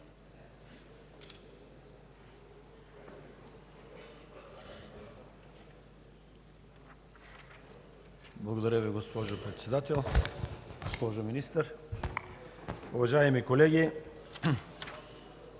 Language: Bulgarian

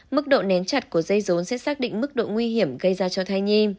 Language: Vietnamese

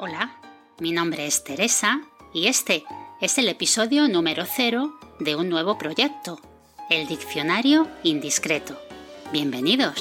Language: Spanish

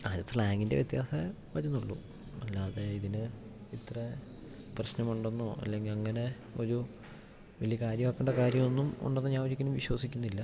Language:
Malayalam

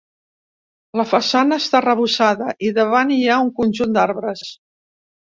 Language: Catalan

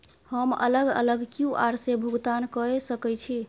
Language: Maithili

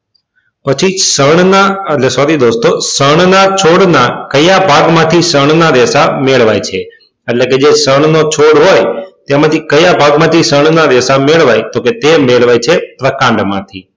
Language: Gujarati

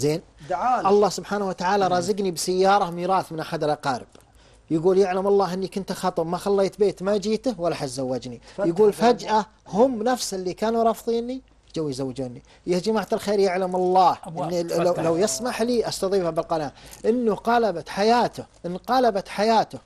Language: Arabic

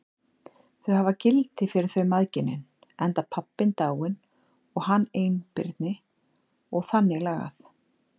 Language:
Icelandic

